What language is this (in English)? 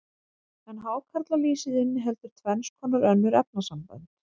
Icelandic